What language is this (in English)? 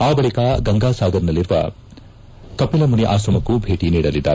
Kannada